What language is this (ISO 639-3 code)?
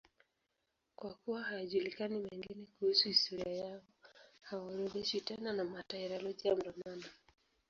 swa